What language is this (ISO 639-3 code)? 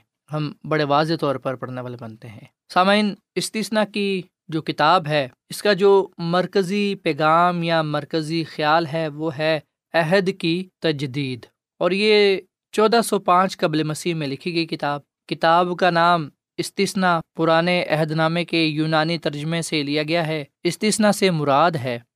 urd